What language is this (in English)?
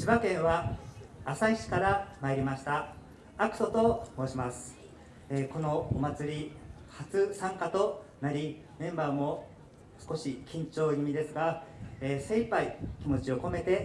Japanese